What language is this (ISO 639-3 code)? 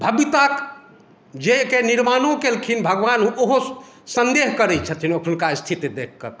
mai